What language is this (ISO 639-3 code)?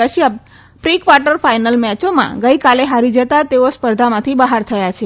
guj